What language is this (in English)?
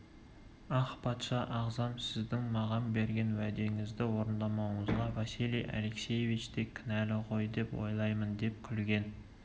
Kazakh